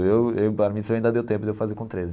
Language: Portuguese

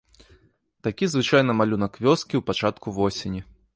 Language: Belarusian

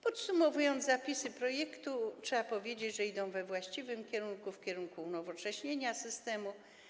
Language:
Polish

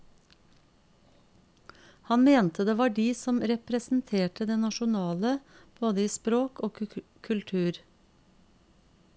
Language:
Norwegian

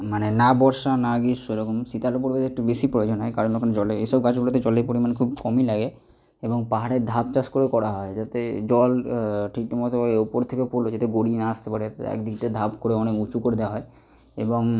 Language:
Bangla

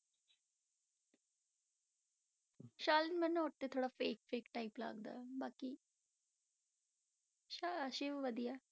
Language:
Punjabi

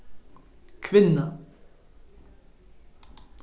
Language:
Faroese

